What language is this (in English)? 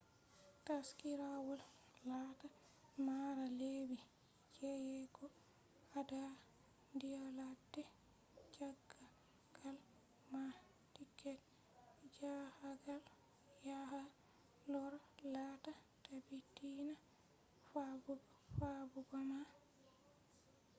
Fula